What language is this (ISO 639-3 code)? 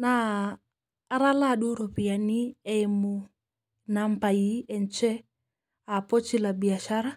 mas